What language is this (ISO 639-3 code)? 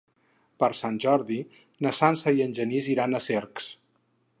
cat